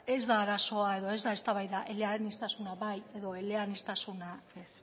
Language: Basque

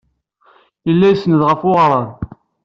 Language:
Kabyle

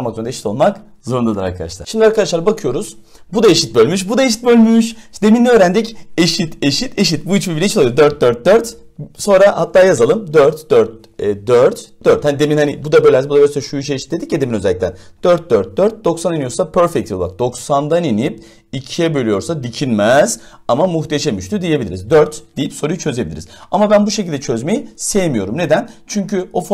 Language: Turkish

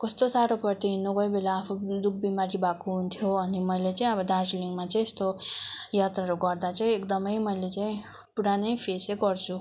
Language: Nepali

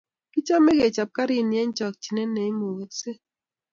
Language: Kalenjin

